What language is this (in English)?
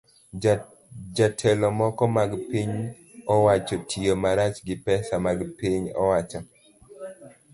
Luo (Kenya and Tanzania)